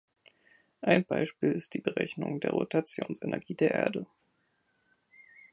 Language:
German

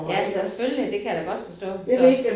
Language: Danish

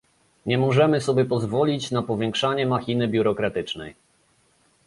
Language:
Polish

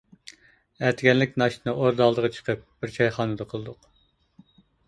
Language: Uyghur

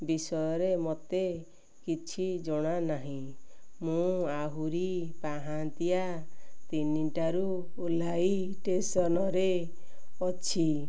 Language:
Odia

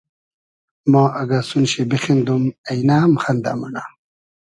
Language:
Hazaragi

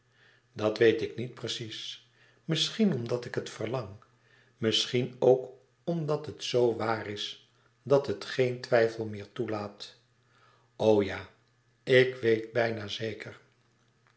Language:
Dutch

